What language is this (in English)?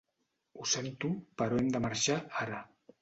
Catalan